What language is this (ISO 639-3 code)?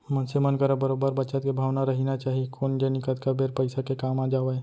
hne